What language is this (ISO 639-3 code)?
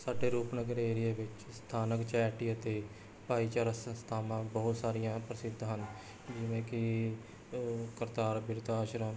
pan